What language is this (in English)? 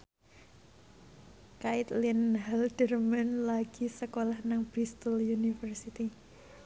Javanese